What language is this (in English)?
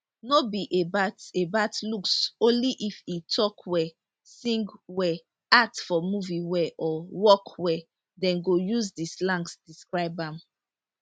Nigerian Pidgin